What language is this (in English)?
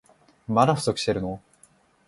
Japanese